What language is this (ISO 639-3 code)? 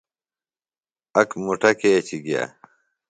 phl